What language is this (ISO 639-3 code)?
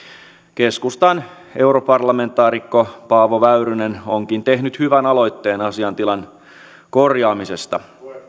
fin